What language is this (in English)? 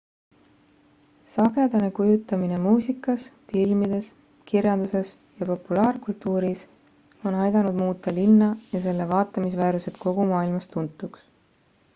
Estonian